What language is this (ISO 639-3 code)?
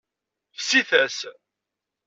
kab